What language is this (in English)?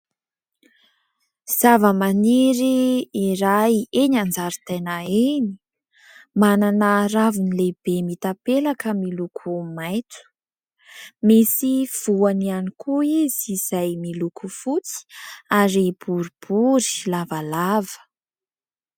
Malagasy